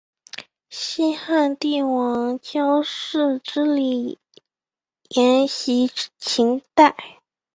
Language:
Chinese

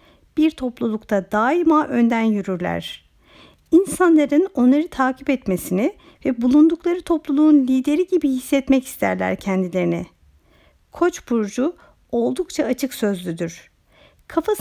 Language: Turkish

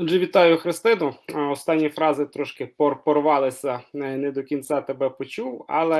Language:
Ukrainian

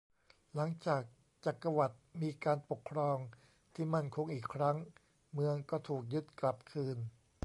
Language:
Thai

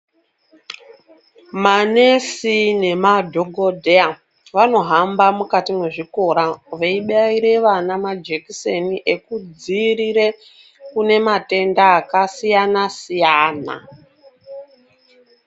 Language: Ndau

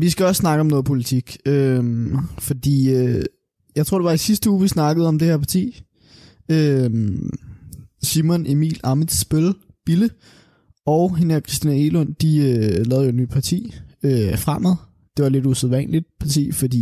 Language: Danish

